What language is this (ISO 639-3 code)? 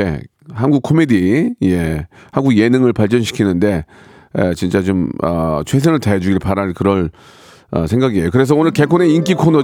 kor